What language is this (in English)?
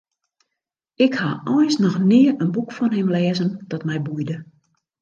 Western Frisian